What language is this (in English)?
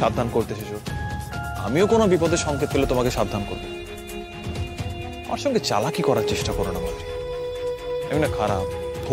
Bangla